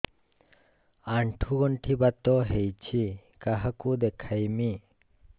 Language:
Odia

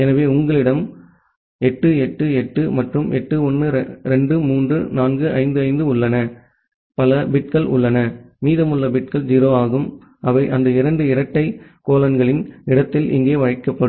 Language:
Tamil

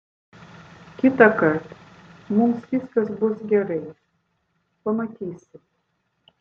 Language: Lithuanian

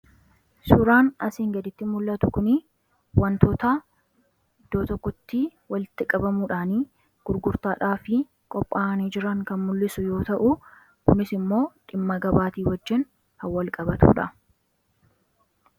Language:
Oromo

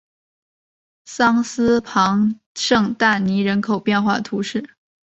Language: Chinese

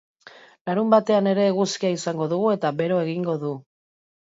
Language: Basque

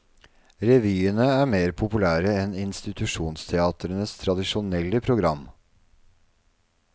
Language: Norwegian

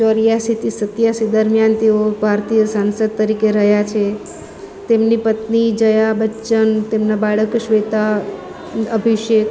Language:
Gujarati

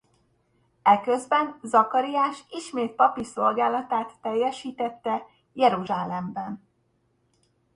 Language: Hungarian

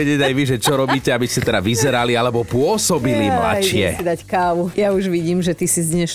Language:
Slovak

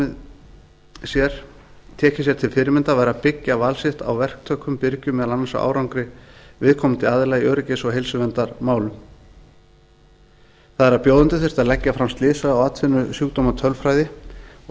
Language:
Icelandic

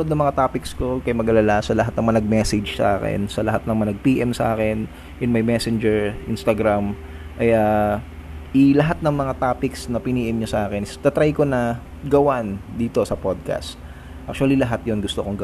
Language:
Filipino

